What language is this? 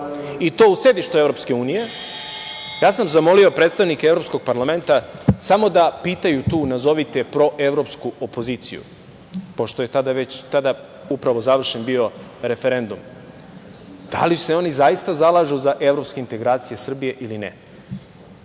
Serbian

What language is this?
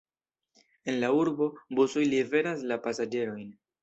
Esperanto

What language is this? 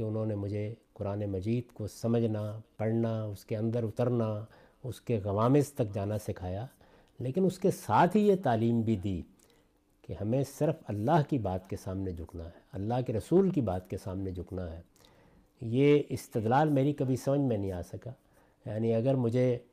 Urdu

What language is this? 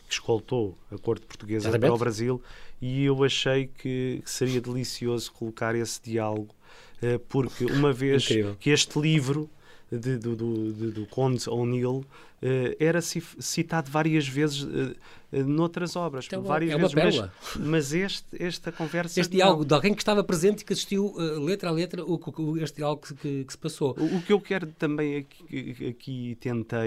Portuguese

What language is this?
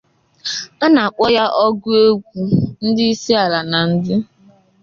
Igbo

